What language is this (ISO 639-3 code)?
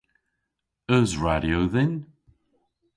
cor